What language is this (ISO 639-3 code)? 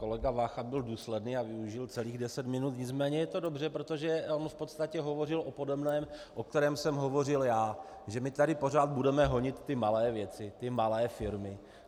ces